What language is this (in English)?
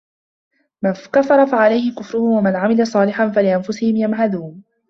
Arabic